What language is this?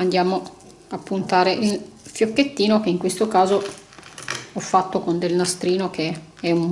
Italian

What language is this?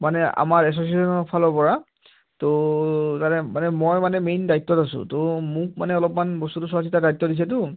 Assamese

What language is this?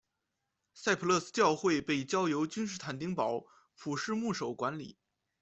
Chinese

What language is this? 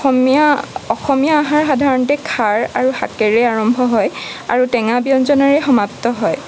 Assamese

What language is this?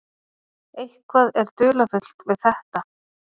Icelandic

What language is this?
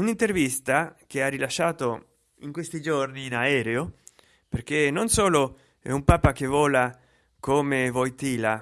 Italian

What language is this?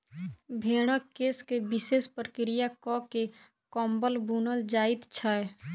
Maithili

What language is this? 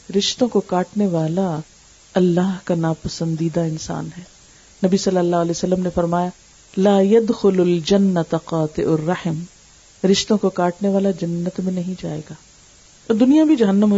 Urdu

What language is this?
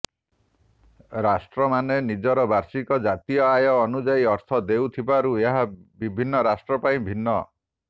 Odia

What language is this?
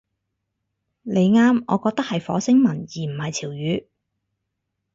Cantonese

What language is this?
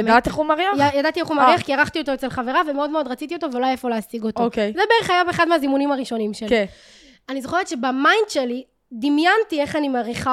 Hebrew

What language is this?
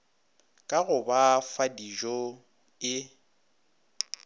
Northern Sotho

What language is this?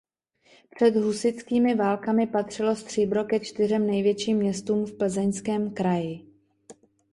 Czech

